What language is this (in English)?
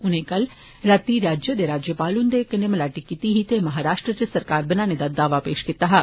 Dogri